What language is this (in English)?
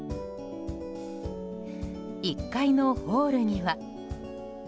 Japanese